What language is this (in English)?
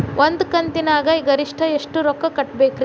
Kannada